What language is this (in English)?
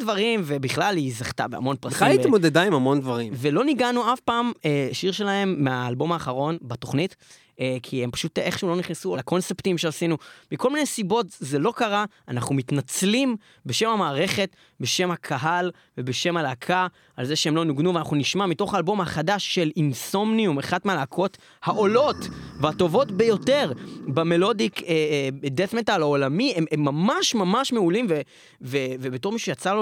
Hebrew